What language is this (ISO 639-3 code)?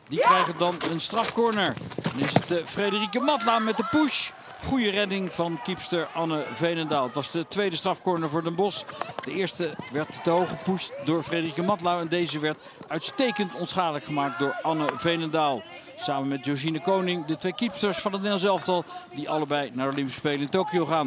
nld